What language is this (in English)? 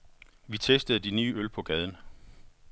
Danish